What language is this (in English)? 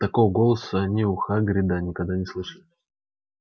Russian